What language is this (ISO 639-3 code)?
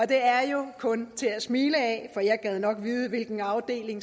dan